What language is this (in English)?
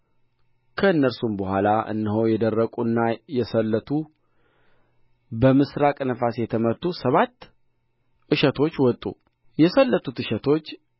Amharic